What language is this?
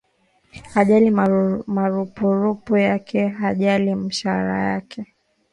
Swahili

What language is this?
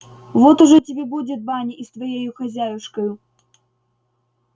Russian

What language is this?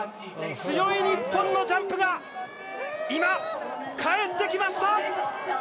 Japanese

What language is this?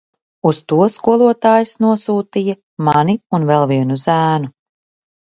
Latvian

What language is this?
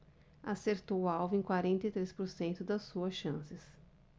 Portuguese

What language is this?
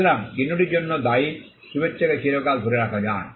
Bangla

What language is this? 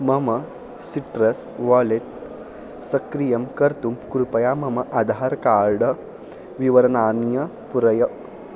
Sanskrit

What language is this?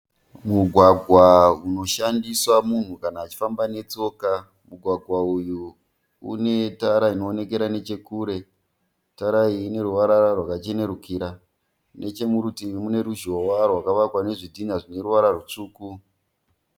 Shona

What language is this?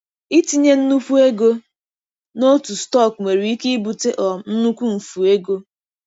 Igbo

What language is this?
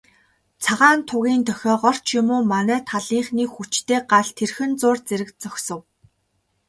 Mongolian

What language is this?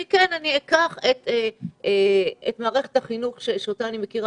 Hebrew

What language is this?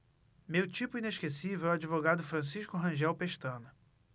Portuguese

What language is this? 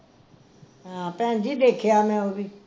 Punjabi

